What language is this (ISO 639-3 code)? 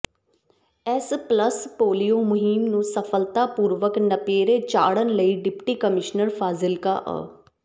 pan